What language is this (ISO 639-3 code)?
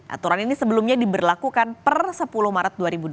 ind